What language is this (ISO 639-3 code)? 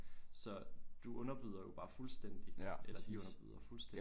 dan